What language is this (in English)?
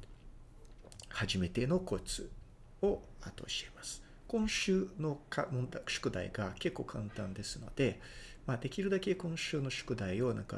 Japanese